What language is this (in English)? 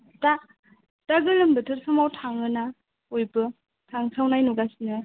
Bodo